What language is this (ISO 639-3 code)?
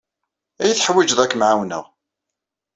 kab